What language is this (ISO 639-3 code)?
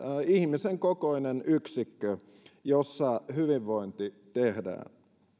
fin